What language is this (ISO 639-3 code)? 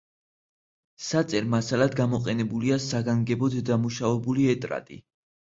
kat